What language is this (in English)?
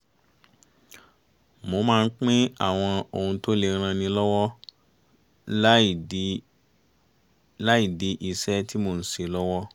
Yoruba